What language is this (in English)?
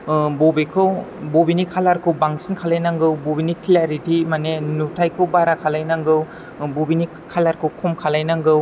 Bodo